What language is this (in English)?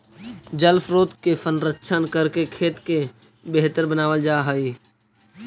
Magahi